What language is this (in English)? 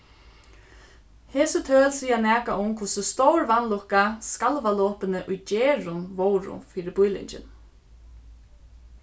Faroese